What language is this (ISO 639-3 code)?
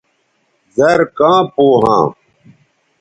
btv